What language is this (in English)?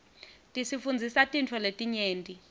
Swati